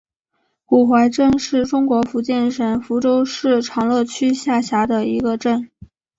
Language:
Chinese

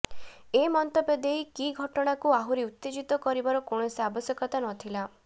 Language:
Odia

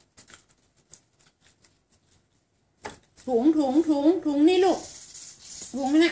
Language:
Thai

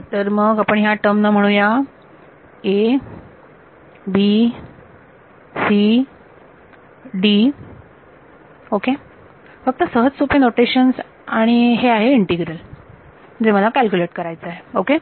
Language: Marathi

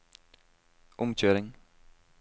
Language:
Norwegian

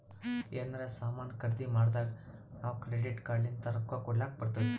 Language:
Kannada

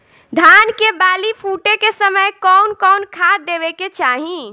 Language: Bhojpuri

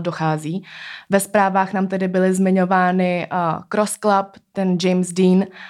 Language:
Czech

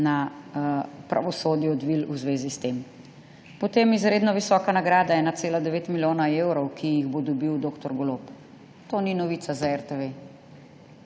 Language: Slovenian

